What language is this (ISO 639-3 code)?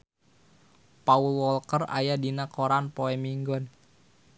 sun